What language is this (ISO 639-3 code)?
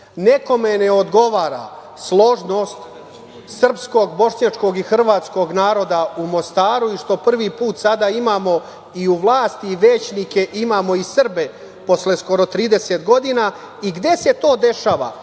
srp